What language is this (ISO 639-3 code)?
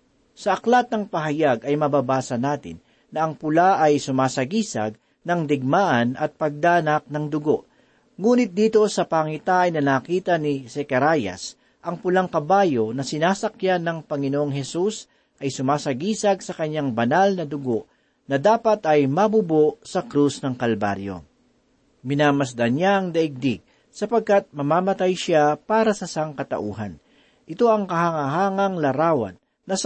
fil